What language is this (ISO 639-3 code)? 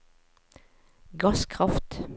nor